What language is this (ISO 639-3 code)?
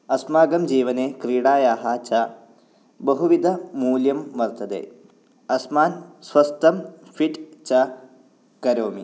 san